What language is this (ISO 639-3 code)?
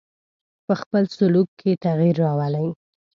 pus